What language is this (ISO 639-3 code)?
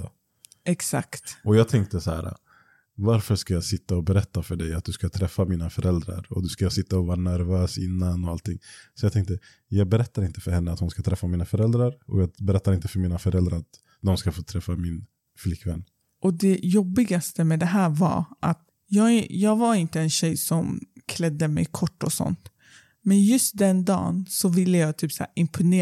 swe